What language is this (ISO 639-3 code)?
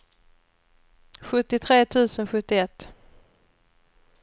swe